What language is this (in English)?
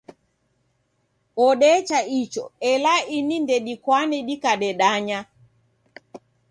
Taita